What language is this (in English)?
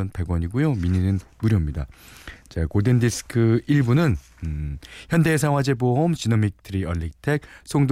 Korean